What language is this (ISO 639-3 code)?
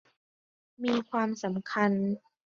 tha